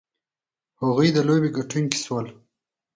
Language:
Pashto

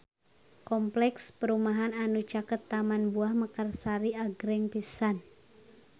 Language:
Sundanese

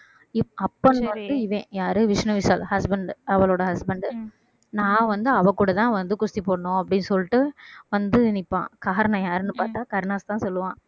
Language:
Tamil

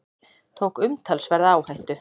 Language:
Icelandic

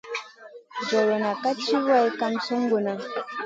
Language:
Masana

